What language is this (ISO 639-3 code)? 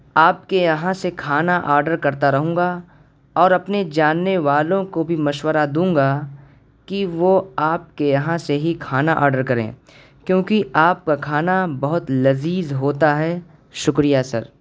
urd